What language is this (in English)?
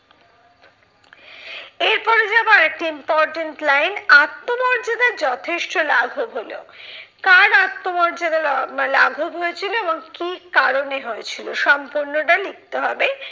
Bangla